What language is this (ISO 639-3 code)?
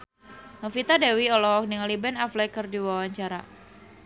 sun